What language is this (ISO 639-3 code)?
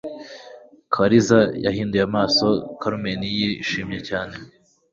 kin